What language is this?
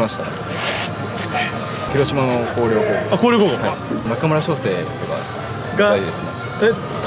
Japanese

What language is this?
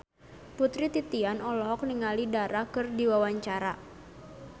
Sundanese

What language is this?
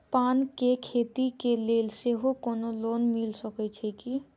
Maithili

